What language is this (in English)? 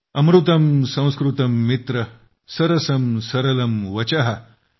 Marathi